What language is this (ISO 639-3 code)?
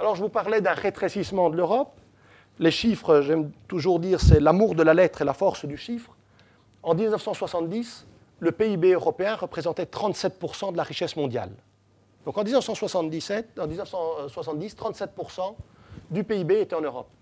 fra